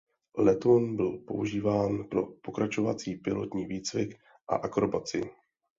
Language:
Czech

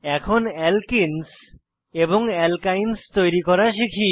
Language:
Bangla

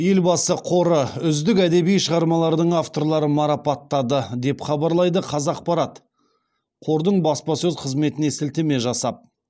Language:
Kazakh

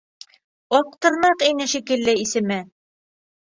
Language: Bashkir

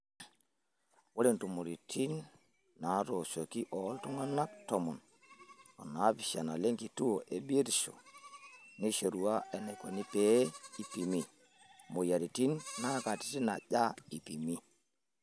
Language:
Masai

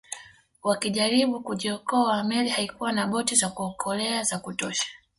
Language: Swahili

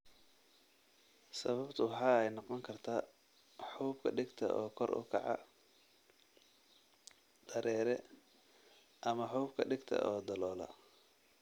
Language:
Somali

